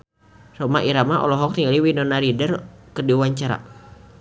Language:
Sundanese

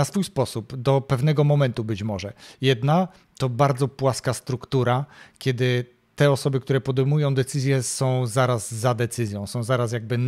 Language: Polish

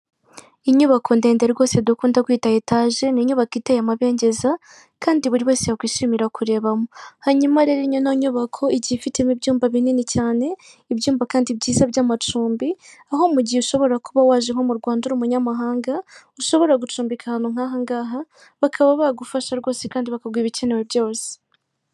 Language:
Kinyarwanda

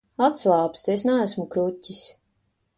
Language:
Latvian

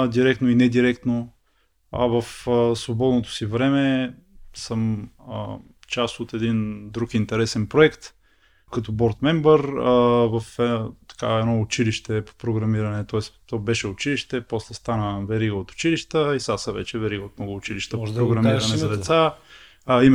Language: Bulgarian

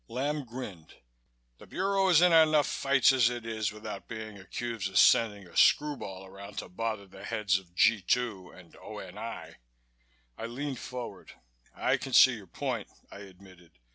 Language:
English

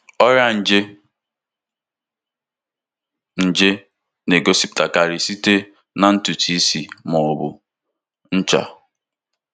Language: Igbo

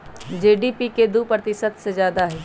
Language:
Magahi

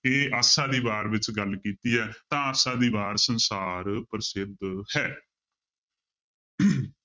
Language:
Punjabi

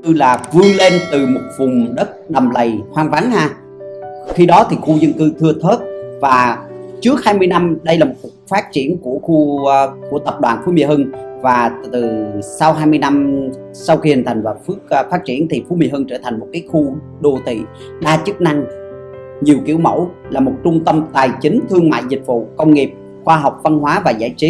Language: Vietnamese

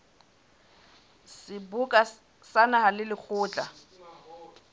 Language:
Southern Sotho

